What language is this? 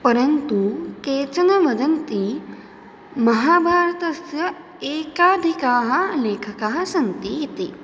Sanskrit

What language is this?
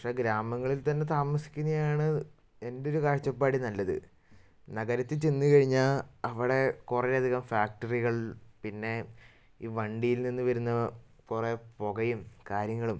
Malayalam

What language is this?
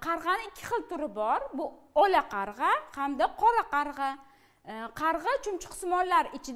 Turkish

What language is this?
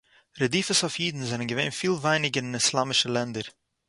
Yiddish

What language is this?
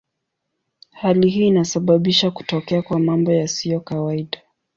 Swahili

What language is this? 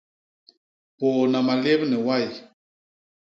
Basaa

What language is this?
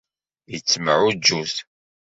Kabyle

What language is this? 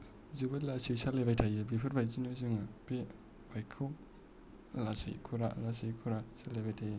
Bodo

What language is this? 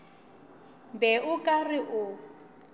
Northern Sotho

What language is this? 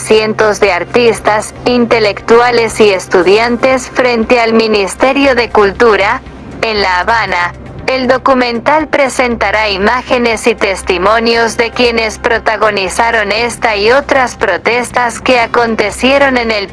Spanish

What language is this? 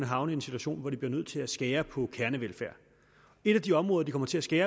Danish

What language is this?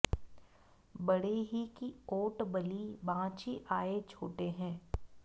Sanskrit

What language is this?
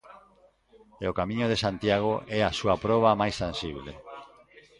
Galician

